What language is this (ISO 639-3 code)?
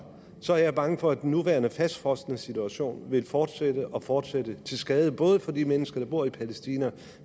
dan